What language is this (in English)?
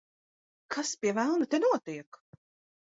Latvian